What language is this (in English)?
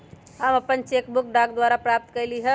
Magahi